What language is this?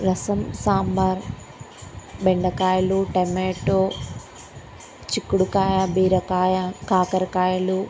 Telugu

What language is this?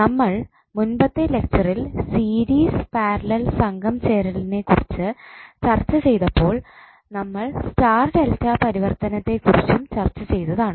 Malayalam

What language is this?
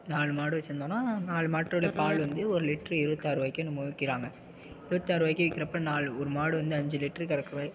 Tamil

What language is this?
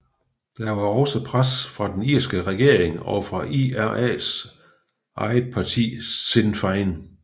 Danish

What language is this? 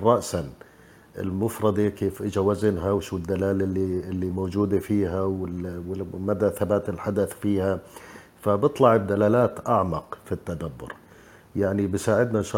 Arabic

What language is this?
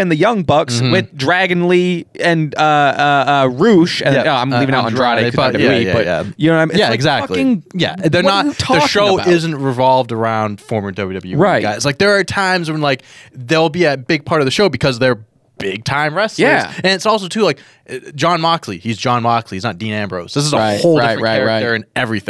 English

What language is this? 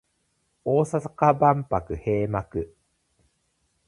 Japanese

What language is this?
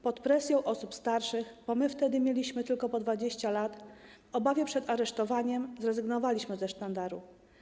Polish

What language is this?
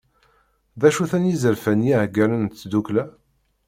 Kabyle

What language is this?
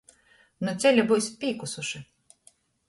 Latgalian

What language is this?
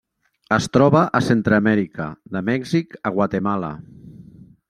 Catalan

